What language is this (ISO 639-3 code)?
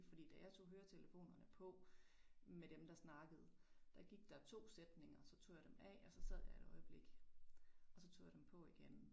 dan